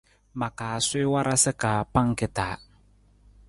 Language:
Nawdm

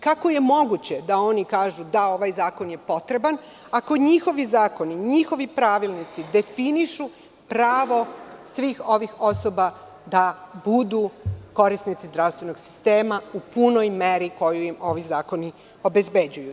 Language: Serbian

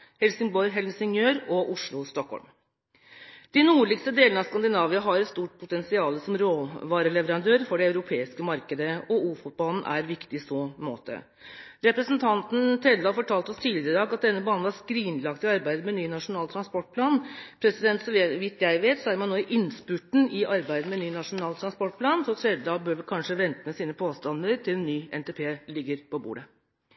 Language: Norwegian Bokmål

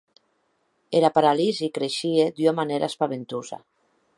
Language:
Occitan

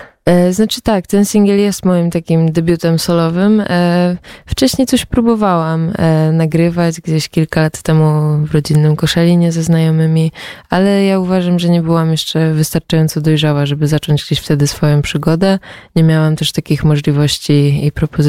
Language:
Polish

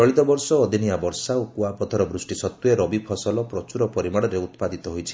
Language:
Odia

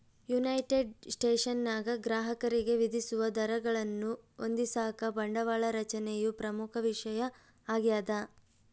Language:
Kannada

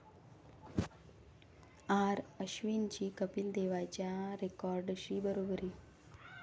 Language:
Marathi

